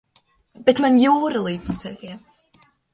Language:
Latvian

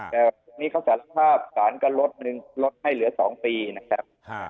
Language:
Thai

